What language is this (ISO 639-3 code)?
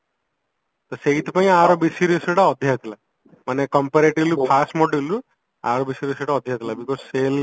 ori